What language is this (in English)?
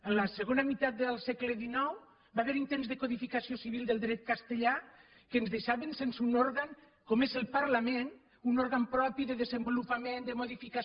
Catalan